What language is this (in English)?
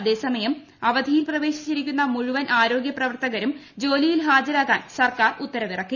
Malayalam